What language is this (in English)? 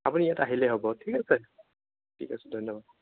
Assamese